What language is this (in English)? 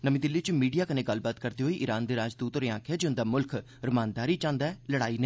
Dogri